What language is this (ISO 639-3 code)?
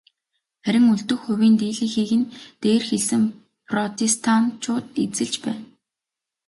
mon